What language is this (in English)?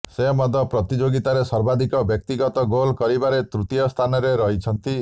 Odia